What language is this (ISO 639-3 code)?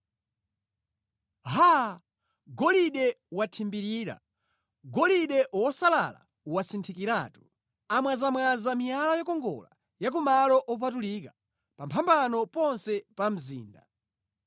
nya